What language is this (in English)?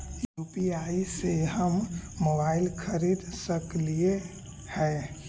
Magahi